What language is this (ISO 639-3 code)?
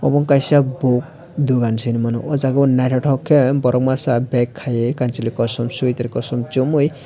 trp